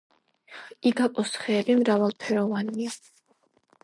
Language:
Georgian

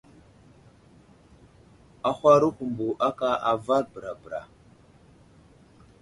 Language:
Wuzlam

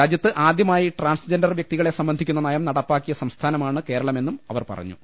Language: Malayalam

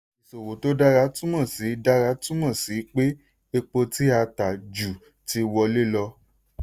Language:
Yoruba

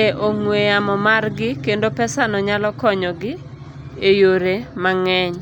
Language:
Luo (Kenya and Tanzania)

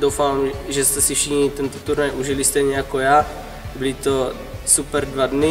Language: Czech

